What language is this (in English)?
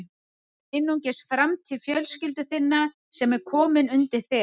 Icelandic